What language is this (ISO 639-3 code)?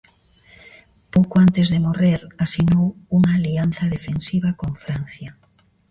glg